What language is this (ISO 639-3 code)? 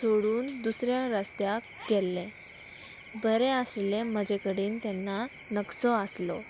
kok